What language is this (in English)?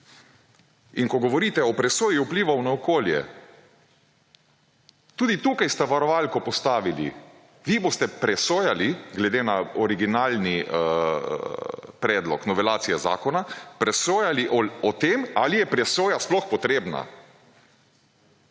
Slovenian